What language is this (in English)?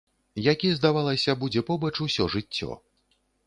Belarusian